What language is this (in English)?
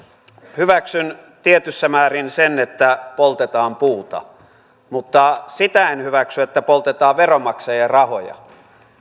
Finnish